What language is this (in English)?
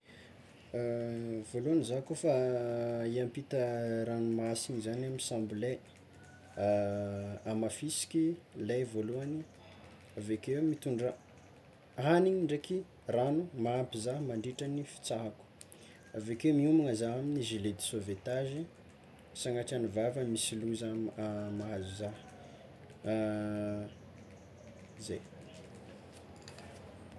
Tsimihety Malagasy